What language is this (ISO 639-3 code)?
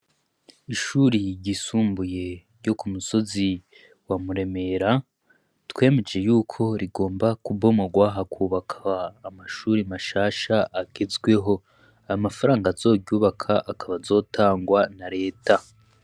run